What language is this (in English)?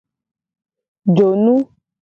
Gen